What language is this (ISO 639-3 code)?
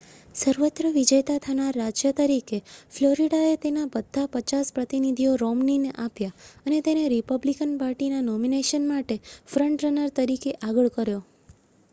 guj